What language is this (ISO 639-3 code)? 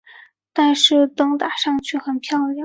zho